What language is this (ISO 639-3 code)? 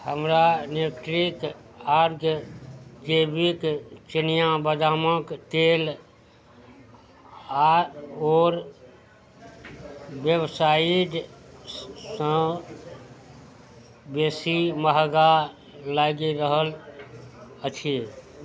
mai